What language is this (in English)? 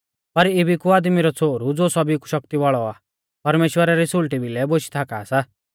Mahasu Pahari